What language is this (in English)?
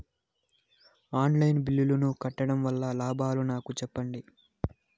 Telugu